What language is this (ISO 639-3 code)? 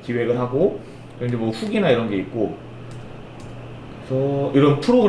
kor